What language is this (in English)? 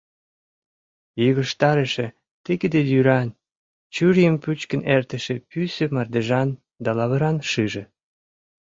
Mari